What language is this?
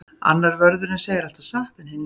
Icelandic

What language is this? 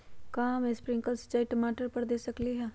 Magahi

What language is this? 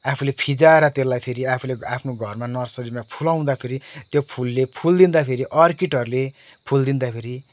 Nepali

